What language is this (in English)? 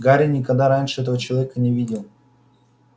Russian